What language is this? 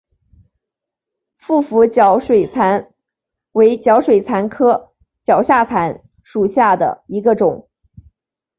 Chinese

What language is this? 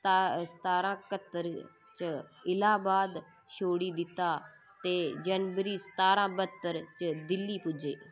Dogri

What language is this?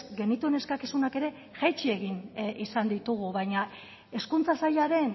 Basque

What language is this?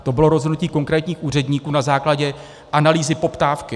Czech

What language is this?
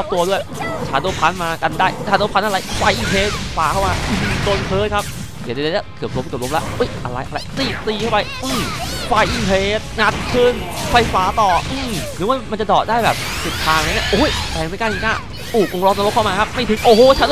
Thai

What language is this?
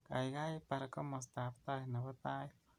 Kalenjin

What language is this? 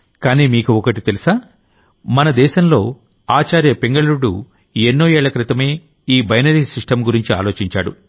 Telugu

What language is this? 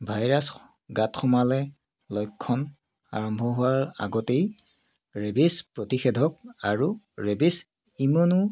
Assamese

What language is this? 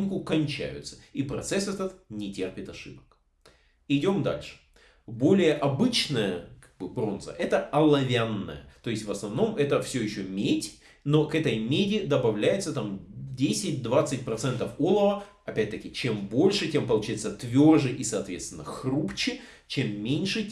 Russian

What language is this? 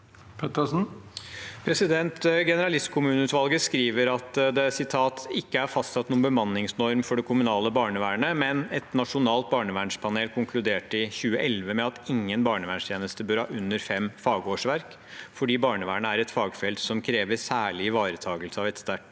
Norwegian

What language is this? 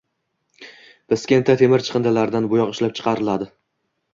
Uzbek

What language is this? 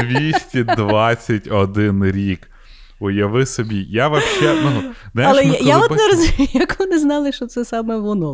Ukrainian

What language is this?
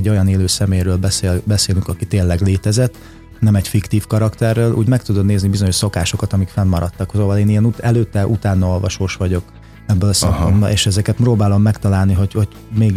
Hungarian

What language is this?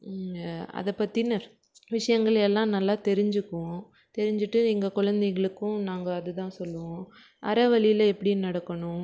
Tamil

